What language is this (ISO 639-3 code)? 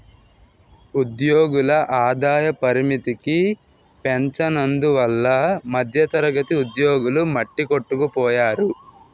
tel